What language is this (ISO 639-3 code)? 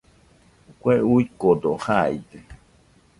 hux